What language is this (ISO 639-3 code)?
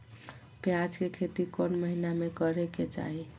mag